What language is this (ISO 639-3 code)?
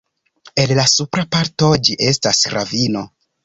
epo